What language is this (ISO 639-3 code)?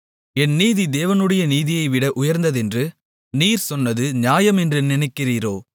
tam